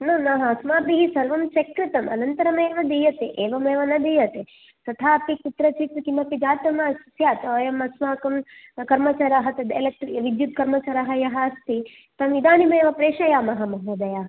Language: Sanskrit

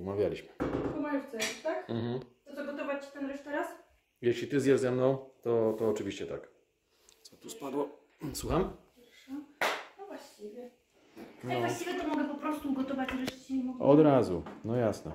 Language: Polish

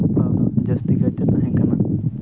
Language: Santali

